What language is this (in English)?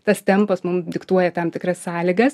Lithuanian